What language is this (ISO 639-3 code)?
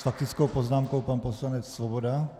ces